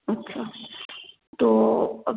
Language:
Hindi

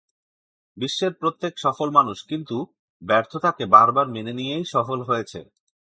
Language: Bangla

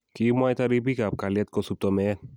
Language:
Kalenjin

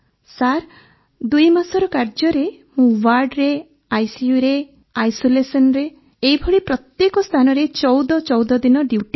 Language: Odia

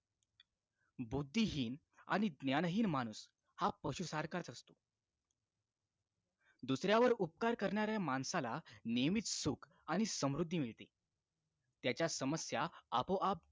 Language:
Marathi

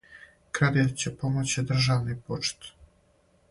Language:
Serbian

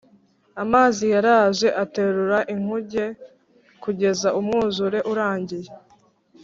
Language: Kinyarwanda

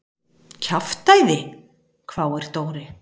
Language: Icelandic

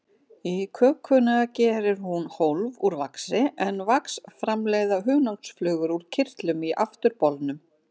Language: Icelandic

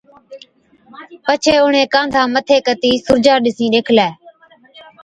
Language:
Od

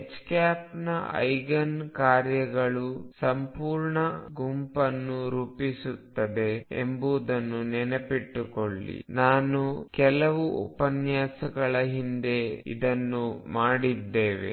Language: Kannada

